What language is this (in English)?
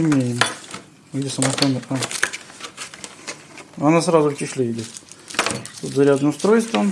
Russian